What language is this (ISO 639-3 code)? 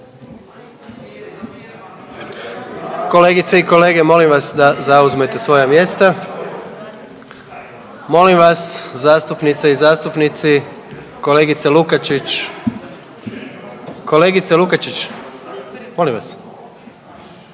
hrv